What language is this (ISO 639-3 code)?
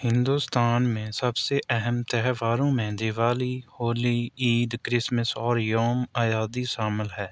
urd